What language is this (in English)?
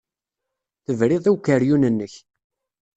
Kabyle